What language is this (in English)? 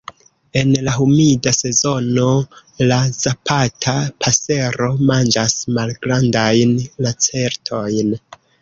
Esperanto